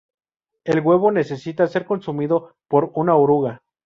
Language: Spanish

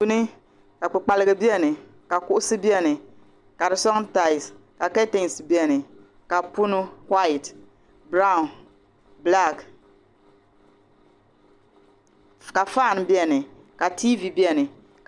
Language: Dagbani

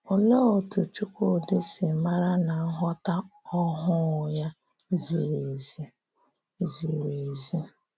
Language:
Igbo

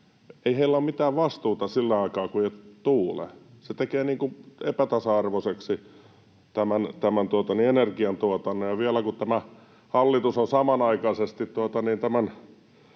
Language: Finnish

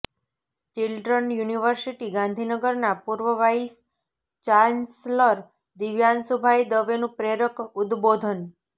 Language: Gujarati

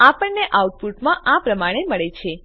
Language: Gujarati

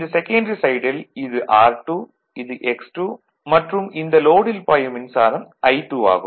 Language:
Tamil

